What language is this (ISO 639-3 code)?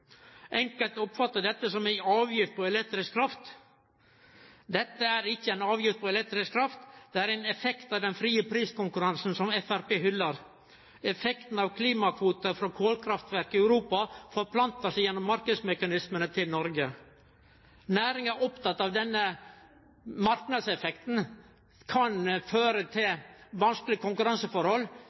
nno